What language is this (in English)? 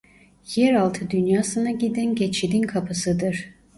Turkish